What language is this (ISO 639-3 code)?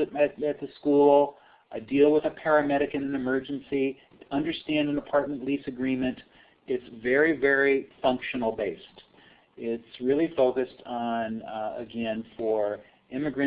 eng